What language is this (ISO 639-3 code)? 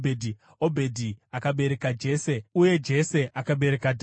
sna